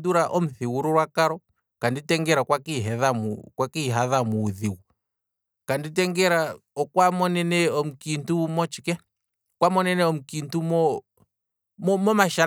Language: Kwambi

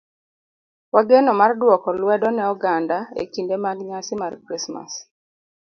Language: Luo (Kenya and Tanzania)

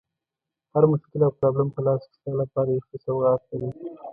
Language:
Pashto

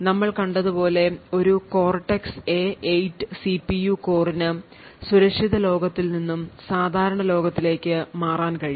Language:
Malayalam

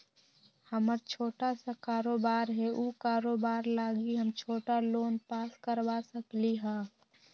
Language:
Magahi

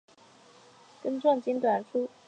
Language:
Chinese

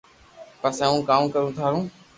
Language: Loarki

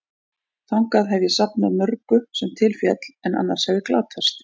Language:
Icelandic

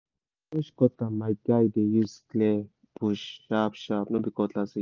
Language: Nigerian Pidgin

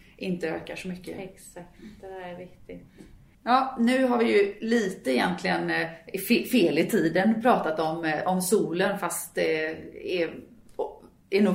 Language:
Swedish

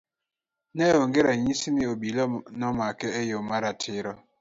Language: Luo (Kenya and Tanzania)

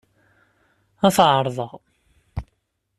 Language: Kabyle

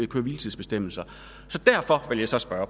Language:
Danish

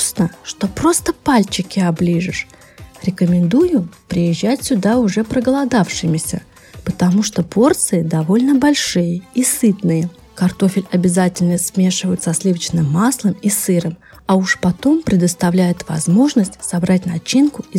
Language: Russian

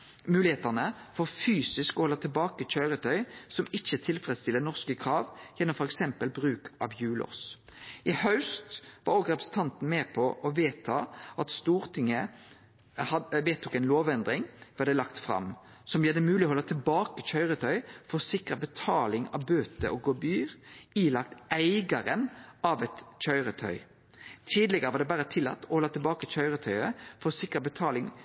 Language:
Norwegian Nynorsk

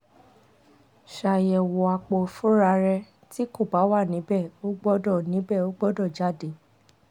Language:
Yoruba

